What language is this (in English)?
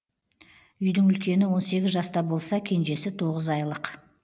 Kazakh